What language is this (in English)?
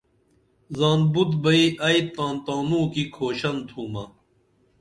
Dameli